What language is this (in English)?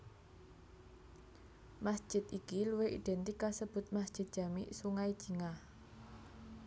Javanese